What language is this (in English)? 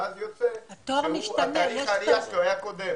Hebrew